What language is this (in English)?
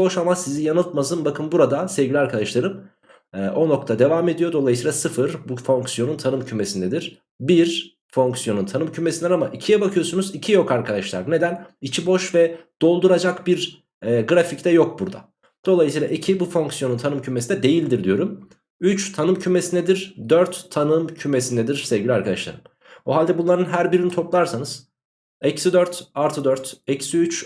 Turkish